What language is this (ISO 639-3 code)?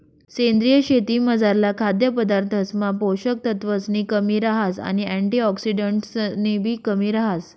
mar